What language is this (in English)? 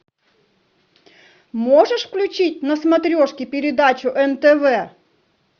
Russian